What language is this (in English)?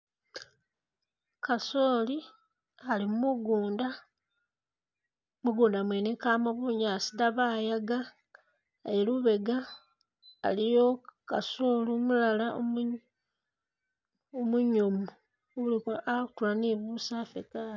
Masaaba